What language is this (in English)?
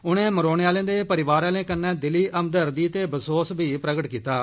Dogri